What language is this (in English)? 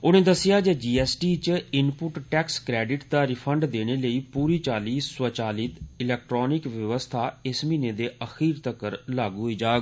Dogri